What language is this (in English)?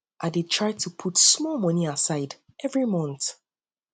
Nigerian Pidgin